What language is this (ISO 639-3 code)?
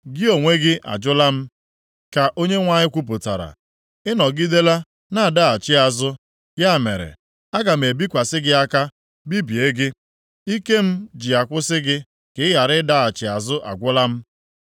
ibo